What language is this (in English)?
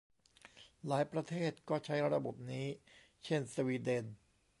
Thai